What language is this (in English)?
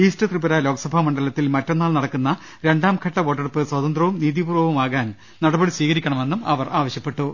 Malayalam